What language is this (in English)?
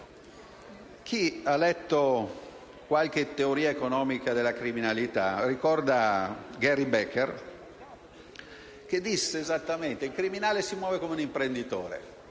Italian